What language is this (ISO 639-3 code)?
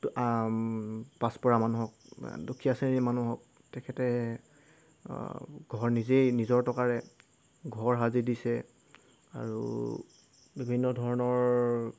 asm